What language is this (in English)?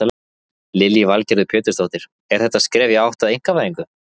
Icelandic